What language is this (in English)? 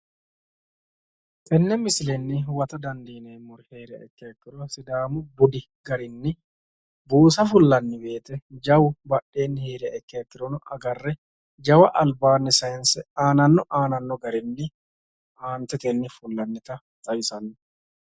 Sidamo